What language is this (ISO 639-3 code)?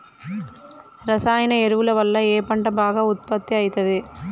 tel